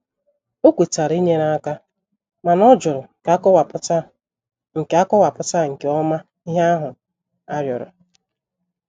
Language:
Igbo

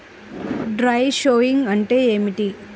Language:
Telugu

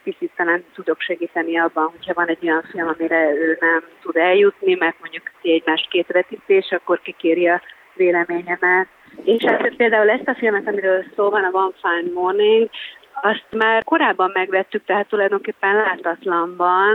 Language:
Hungarian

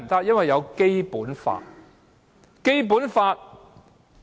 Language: Cantonese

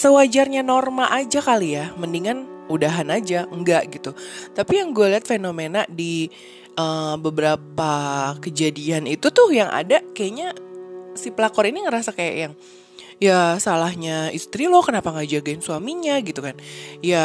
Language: Indonesian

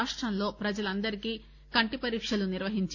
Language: Telugu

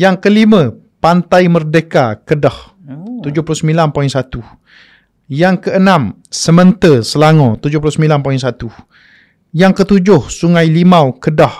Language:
Malay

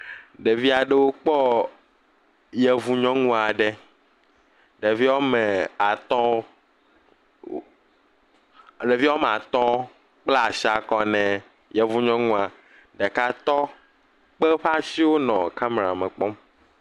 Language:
Ewe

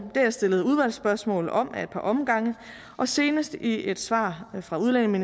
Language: Danish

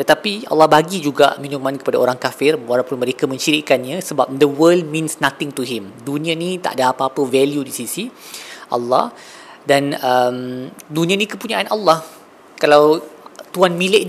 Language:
Malay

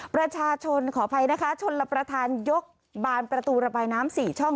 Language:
Thai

